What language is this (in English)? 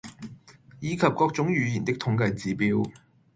Cantonese